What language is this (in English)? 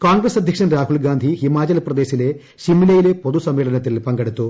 Malayalam